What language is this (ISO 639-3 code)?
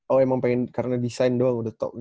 ind